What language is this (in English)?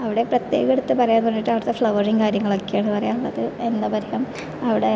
Malayalam